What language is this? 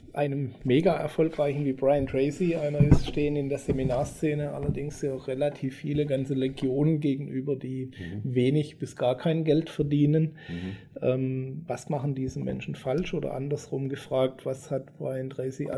German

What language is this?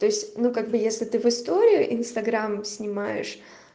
Russian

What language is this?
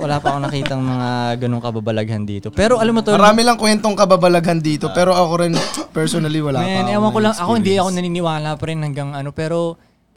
Filipino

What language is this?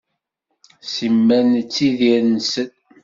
Kabyle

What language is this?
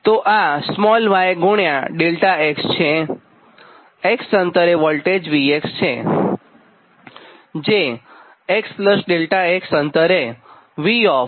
Gujarati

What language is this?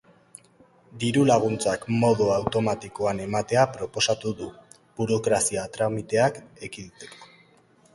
Basque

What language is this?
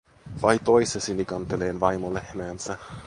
Finnish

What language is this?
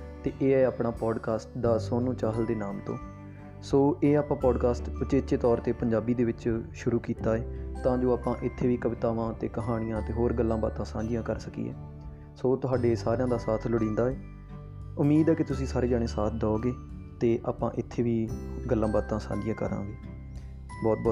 Punjabi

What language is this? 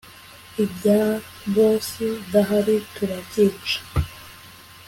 Kinyarwanda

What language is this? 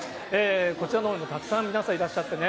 Japanese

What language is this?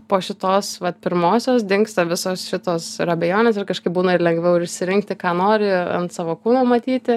Lithuanian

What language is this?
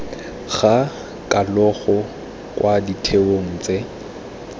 Tswana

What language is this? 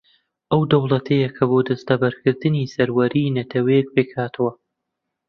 Central Kurdish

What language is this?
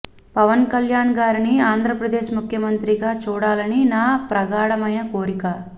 Telugu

